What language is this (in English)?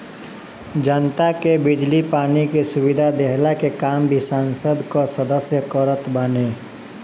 Bhojpuri